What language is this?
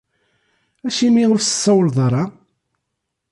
Kabyle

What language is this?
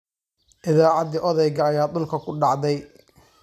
Somali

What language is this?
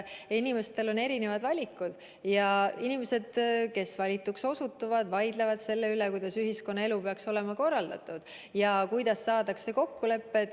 Estonian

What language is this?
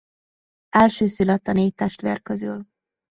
Hungarian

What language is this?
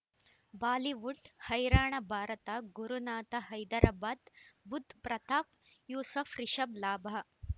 Kannada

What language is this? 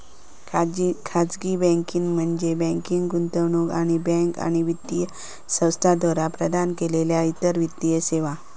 Marathi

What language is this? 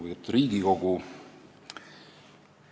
Estonian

